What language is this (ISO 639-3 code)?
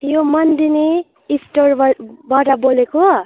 nep